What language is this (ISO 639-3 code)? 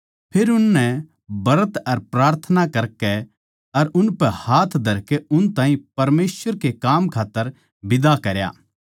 bgc